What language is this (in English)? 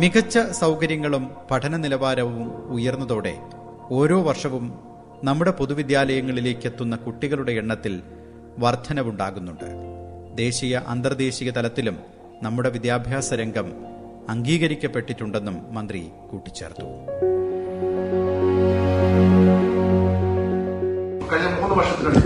Malayalam